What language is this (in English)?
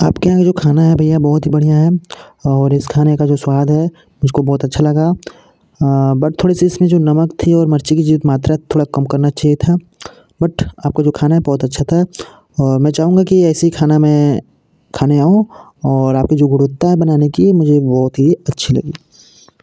Hindi